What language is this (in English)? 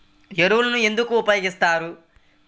Telugu